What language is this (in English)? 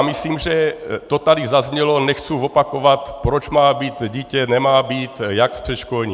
Czech